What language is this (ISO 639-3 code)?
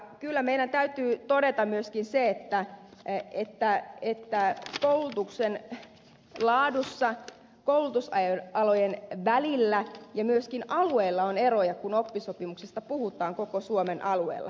fin